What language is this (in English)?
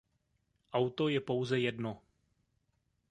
Czech